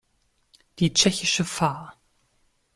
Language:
German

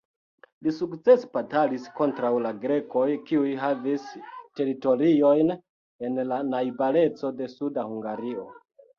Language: Esperanto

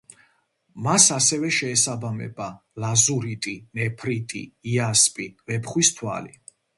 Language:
Georgian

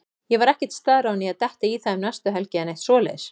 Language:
Icelandic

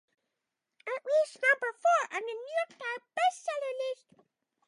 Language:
English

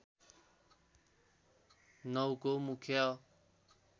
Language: Nepali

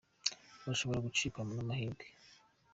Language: Kinyarwanda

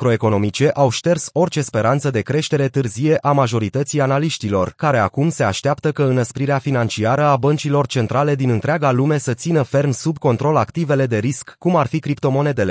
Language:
Romanian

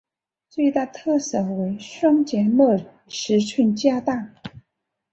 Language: Chinese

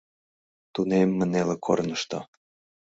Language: Mari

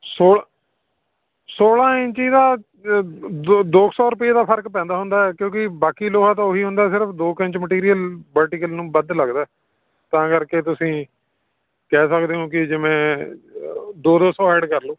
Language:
Punjabi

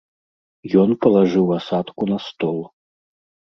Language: Belarusian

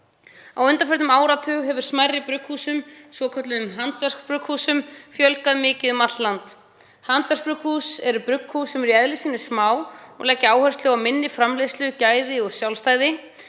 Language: Icelandic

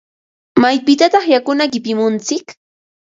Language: Ambo-Pasco Quechua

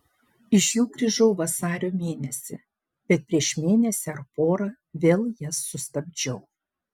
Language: Lithuanian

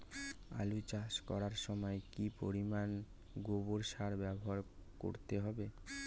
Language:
Bangla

